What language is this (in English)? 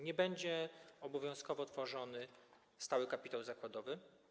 Polish